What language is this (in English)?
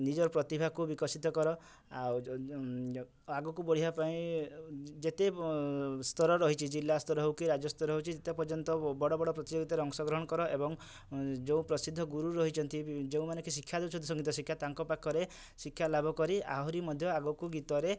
Odia